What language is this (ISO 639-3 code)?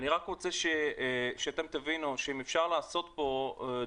heb